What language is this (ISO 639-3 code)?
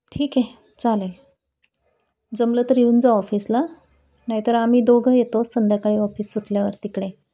mar